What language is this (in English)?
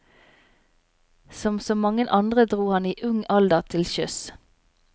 Norwegian